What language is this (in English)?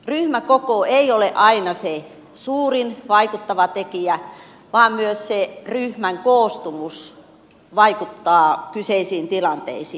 Finnish